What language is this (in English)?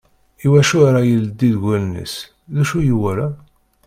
Kabyle